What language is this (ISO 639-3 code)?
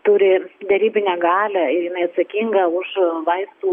lit